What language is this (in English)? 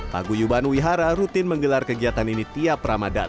Indonesian